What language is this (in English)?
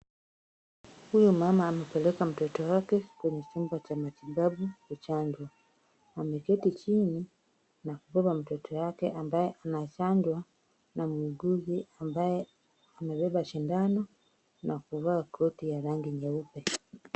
Swahili